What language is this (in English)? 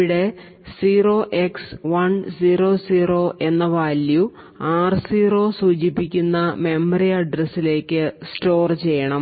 Malayalam